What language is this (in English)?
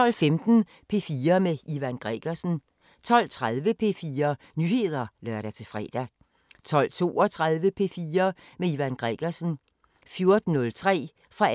Danish